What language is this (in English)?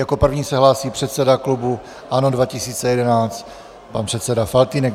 Czech